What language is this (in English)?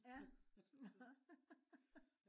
Danish